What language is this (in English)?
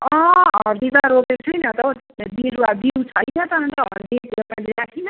Nepali